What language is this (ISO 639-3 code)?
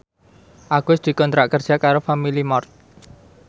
jav